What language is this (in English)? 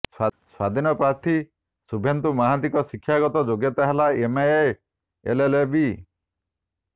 Odia